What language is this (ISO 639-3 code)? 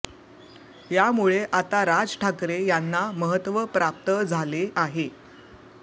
mar